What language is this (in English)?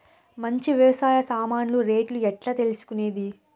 Telugu